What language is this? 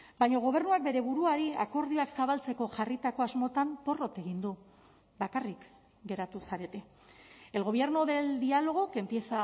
Basque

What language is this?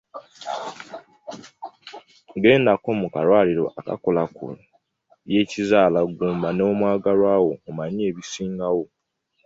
Ganda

